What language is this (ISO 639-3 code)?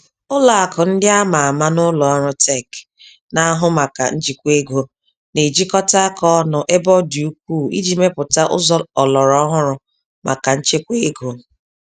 ibo